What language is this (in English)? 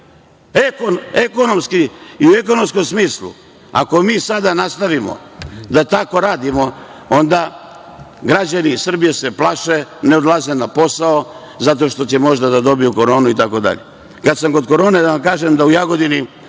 Serbian